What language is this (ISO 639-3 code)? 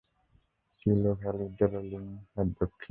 ben